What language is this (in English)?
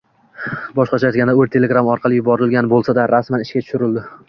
Uzbek